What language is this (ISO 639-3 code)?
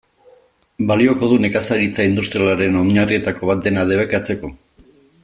eus